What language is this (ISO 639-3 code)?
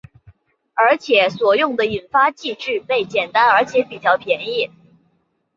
zho